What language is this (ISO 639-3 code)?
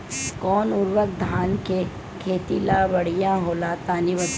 bho